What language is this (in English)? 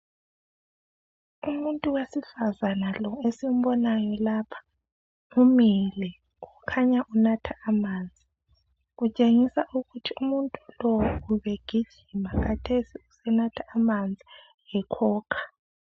North Ndebele